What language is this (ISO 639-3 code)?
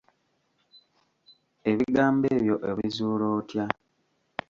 lug